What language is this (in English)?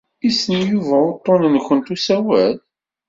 Kabyle